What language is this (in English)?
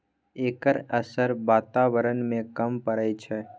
Maithili